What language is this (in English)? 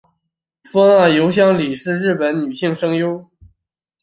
Chinese